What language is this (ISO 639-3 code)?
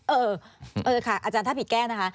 tha